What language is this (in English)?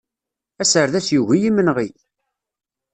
Kabyle